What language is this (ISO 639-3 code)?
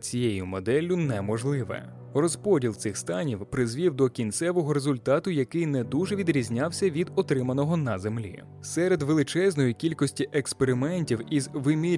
ukr